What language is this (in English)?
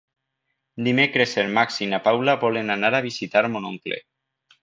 Catalan